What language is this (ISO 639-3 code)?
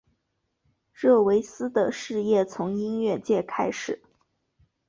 zho